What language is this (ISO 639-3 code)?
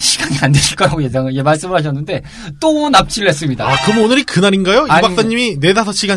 kor